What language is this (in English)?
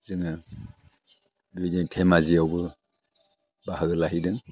Bodo